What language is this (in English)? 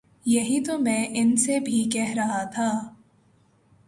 Urdu